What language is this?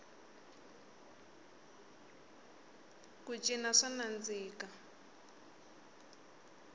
Tsonga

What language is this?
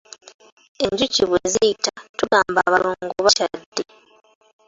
Ganda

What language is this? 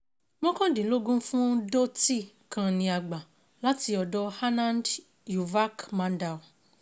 Yoruba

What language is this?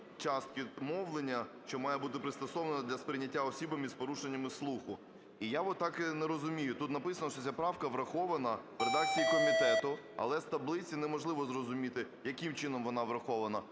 Ukrainian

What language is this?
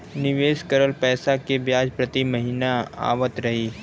Bhojpuri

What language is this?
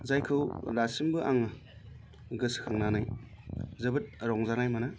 Bodo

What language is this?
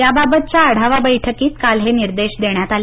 Marathi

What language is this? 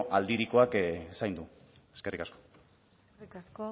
Basque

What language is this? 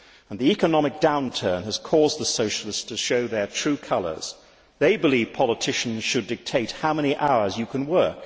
English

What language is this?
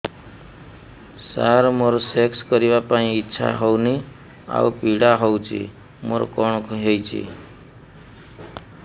Odia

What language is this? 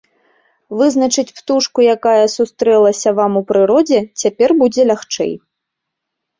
Belarusian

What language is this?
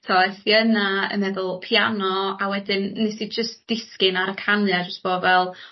Welsh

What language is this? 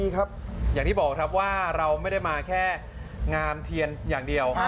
Thai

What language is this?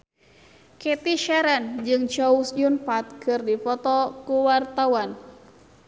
Sundanese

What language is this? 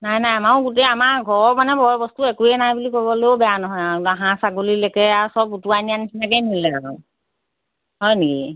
Assamese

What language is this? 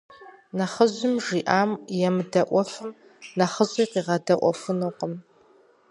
Kabardian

